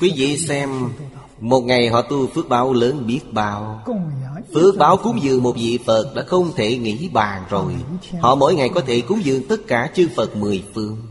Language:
Vietnamese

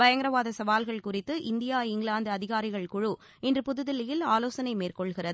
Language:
Tamil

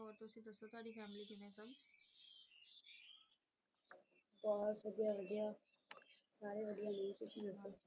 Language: Punjabi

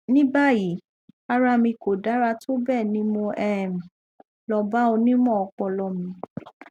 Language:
Yoruba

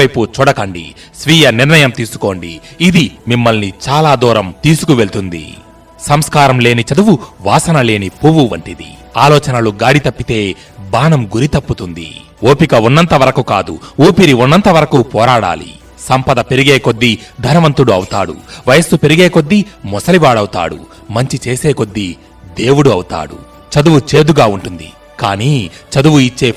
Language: Telugu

